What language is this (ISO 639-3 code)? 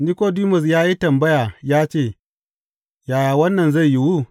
hau